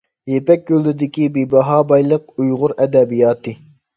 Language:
Uyghur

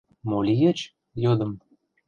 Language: Mari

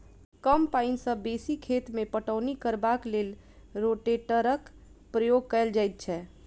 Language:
Maithili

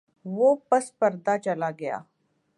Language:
Urdu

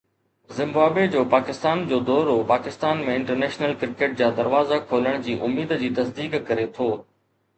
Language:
Sindhi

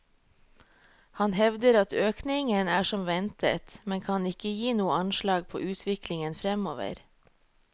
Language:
Norwegian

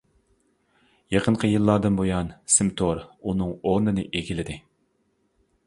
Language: Uyghur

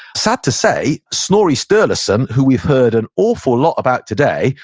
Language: English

